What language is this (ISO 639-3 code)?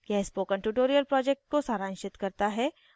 hin